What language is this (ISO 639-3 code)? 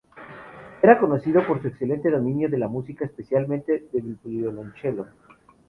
spa